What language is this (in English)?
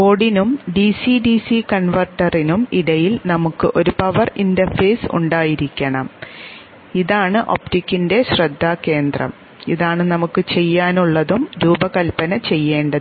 Malayalam